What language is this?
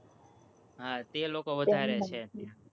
Gujarati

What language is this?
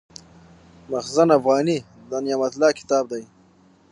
Pashto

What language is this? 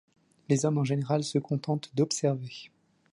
French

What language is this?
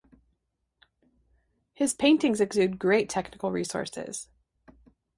English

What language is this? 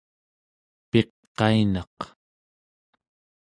Central Yupik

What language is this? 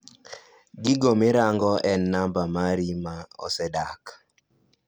Luo (Kenya and Tanzania)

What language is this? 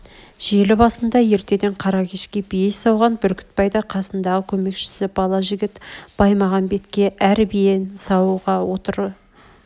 Kazakh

